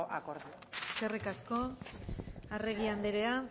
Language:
Basque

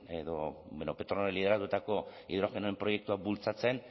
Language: Basque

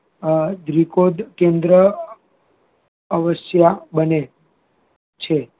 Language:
Gujarati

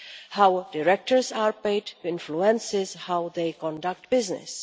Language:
English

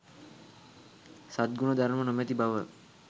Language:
Sinhala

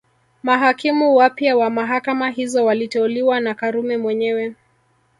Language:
Swahili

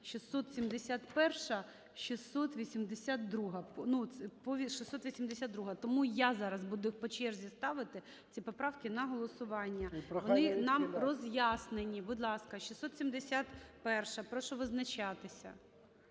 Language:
Ukrainian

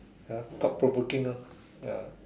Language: English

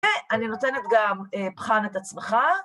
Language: Hebrew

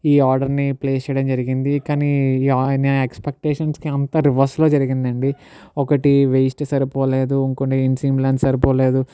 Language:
Telugu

